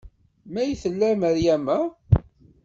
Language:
Kabyle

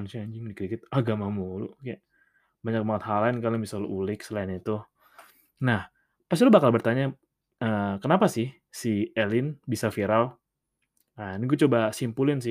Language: Indonesian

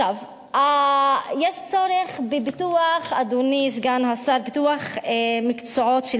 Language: Hebrew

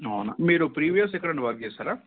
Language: Telugu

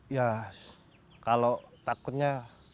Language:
Indonesian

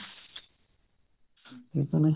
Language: Punjabi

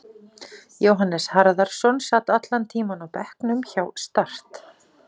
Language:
Icelandic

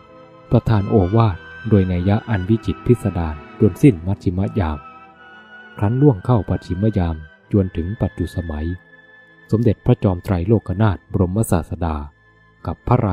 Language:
Thai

